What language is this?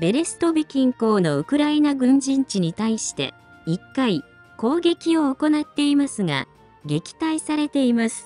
Japanese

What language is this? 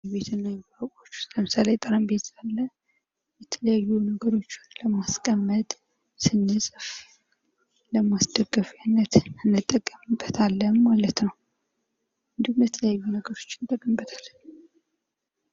Amharic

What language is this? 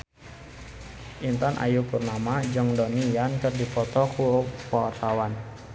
Sundanese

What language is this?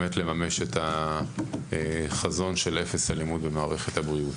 Hebrew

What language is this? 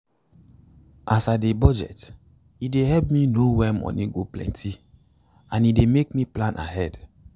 Nigerian Pidgin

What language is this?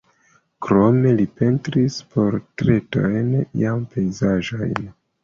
Esperanto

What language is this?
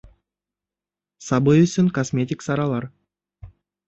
Bashkir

